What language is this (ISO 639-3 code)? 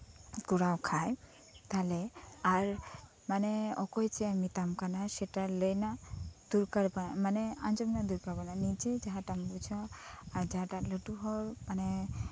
sat